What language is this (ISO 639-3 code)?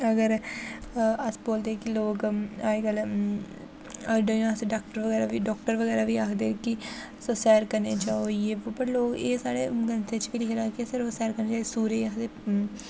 doi